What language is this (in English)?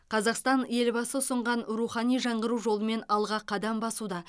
Kazakh